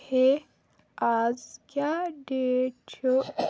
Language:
Kashmiri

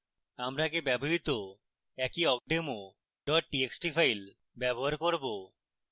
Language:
Bangla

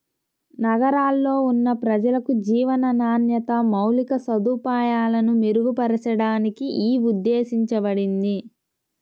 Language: Telugu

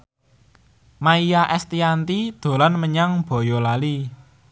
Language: Javanese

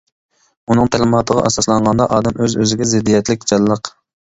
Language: Uyghur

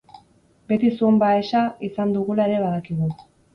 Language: Basque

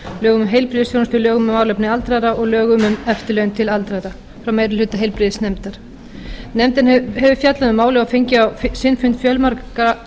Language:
Icelandic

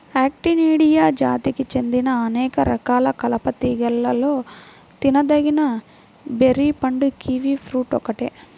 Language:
Telugu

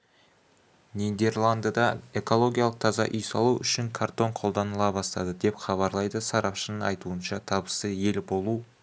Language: Kazakh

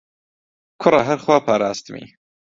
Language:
Central Kurdish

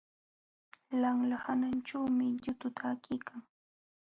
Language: Jauja Wanca Quechua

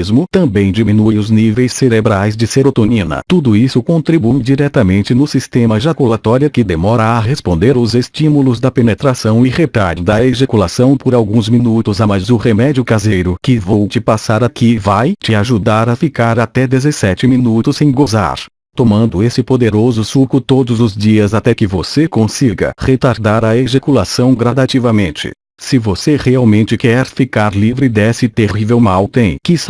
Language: Portuguese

